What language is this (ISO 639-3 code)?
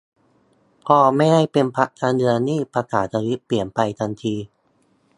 tha